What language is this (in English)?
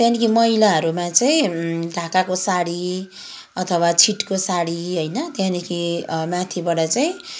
Nepali